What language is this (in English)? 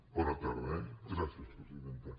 Catalan